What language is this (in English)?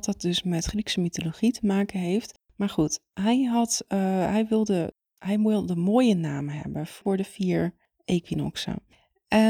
Dutch